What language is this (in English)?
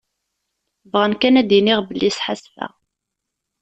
Kabyle